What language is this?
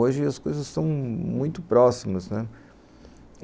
Portuguese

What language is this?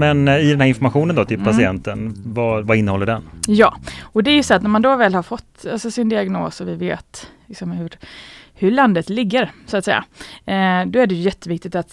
Swedish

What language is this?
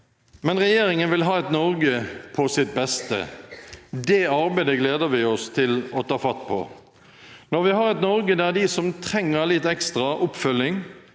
Norwegian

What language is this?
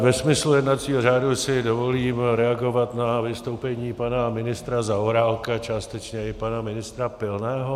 Czech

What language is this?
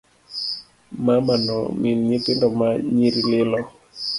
Luo (Kenya and Tanzania)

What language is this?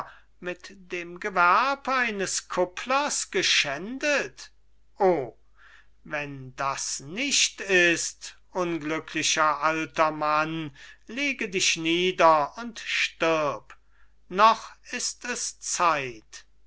German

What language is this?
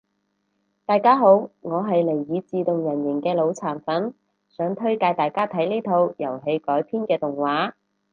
Cantonese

